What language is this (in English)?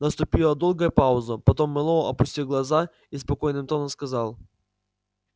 Russian